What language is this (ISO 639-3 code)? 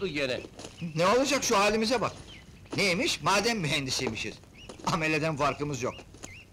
tur